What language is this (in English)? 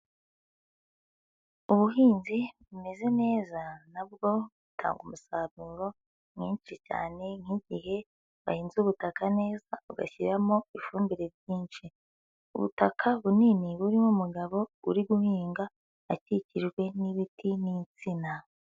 Kinyarwanda